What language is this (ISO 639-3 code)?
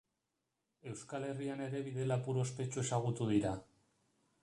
eus